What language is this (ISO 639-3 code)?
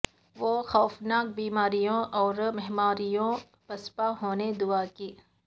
urd